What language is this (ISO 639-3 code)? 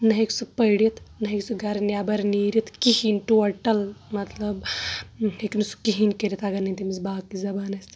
kas